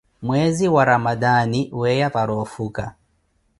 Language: Koti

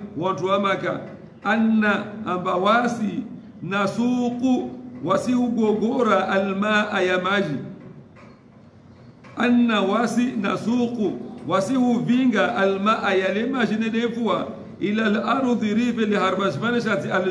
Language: Arabic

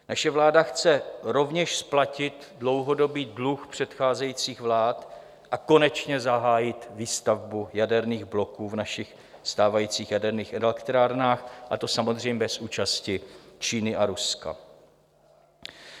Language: Czech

